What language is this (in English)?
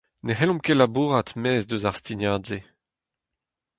Breton